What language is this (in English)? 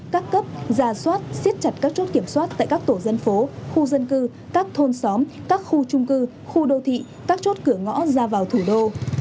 Vietnamese